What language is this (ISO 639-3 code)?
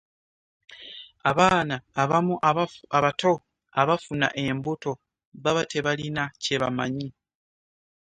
lug